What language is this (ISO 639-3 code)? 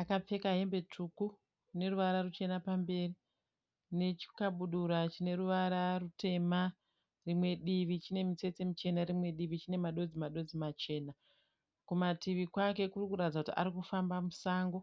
sna